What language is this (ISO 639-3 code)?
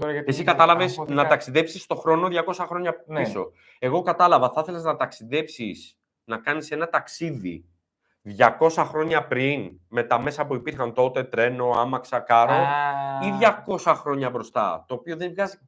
ell